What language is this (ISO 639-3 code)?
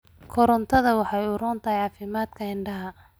som